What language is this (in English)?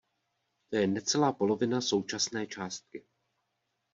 Czech